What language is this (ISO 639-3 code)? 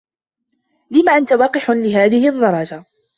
ara